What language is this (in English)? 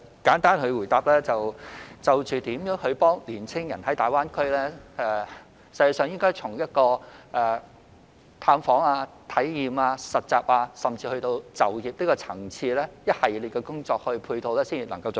Cantonese